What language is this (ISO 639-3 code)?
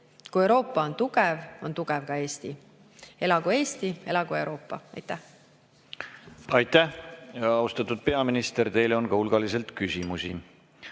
est